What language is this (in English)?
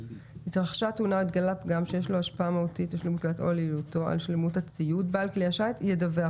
Hebrew